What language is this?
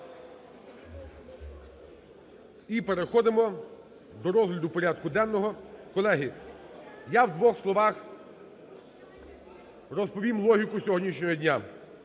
Ukrainian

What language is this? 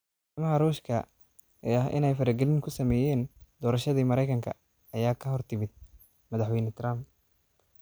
Somali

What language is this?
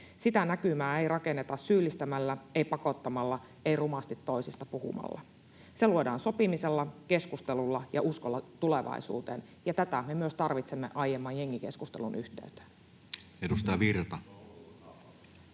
Finnish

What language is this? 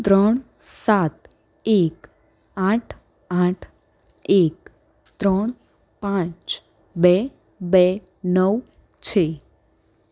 Gujarati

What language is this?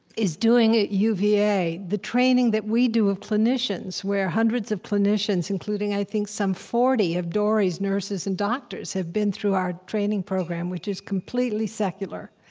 English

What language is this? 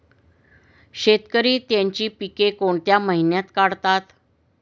Marathi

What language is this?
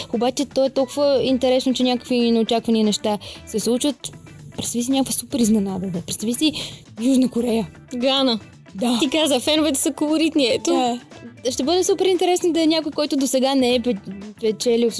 Bulgarian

